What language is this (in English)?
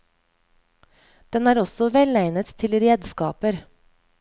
Norwegian